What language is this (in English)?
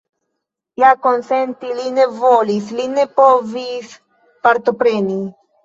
Esperanto